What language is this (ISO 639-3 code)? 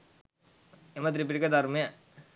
sin